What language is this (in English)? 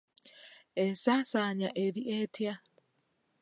Ganda